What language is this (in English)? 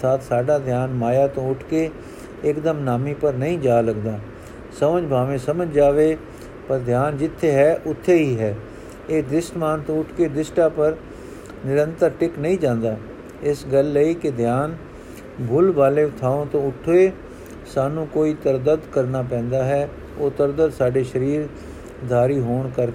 Punjabi